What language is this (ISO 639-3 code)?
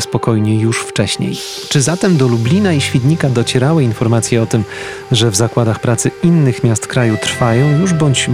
pol